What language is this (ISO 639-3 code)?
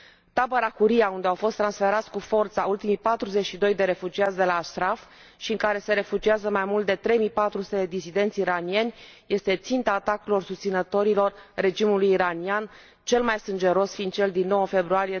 ron